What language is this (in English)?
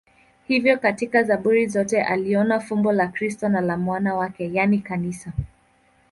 Swahili